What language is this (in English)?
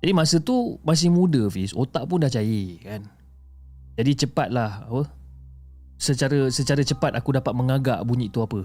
Malay